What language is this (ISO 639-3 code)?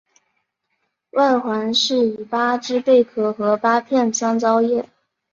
zho